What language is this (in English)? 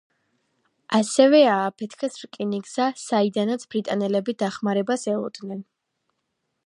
Georgian